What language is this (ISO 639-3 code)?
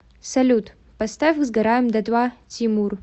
rus